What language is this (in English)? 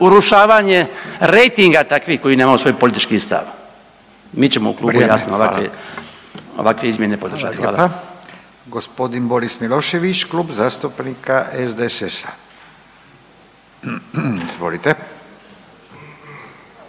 Croatian